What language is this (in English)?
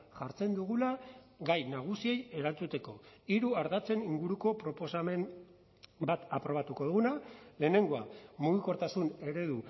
Basque